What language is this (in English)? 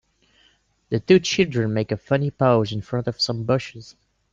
English